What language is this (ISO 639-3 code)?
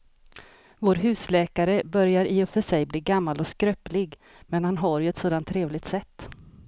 swe